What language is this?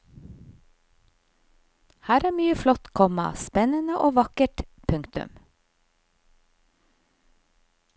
Norwegian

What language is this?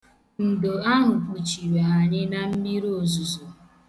Igbo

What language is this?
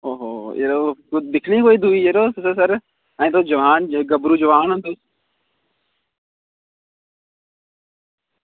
Dogri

